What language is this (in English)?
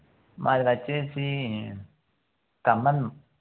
Telugu